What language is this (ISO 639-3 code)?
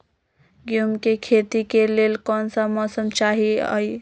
mag